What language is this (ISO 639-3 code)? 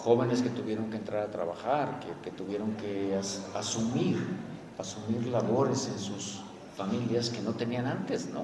spa